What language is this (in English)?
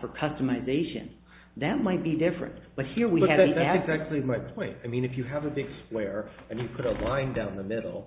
English